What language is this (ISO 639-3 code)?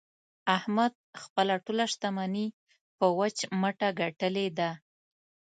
pus